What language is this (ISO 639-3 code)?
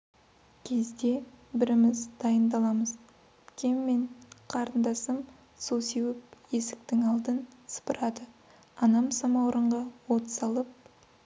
kaz